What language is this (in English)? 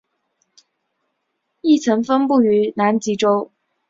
Chinese